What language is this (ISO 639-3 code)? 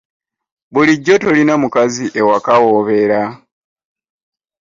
lug